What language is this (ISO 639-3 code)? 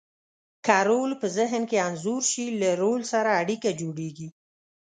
pus